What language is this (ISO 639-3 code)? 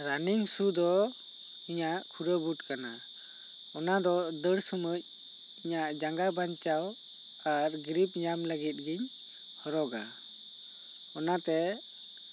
sat